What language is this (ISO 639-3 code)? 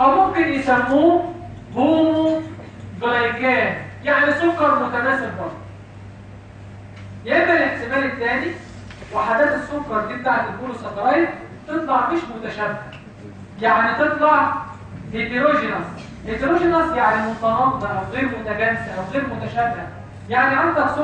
ara